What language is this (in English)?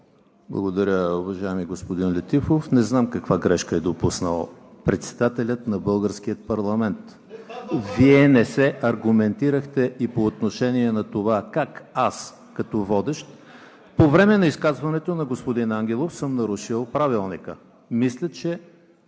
Bulgarian